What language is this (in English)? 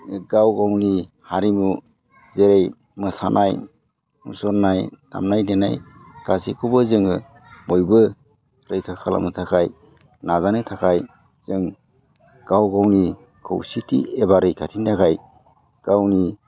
Bodo